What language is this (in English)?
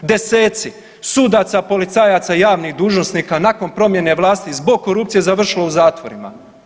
Croatian